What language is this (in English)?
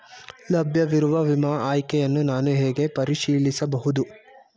Kannada